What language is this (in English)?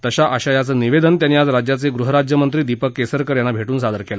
Marathi